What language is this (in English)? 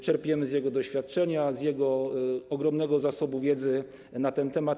Polish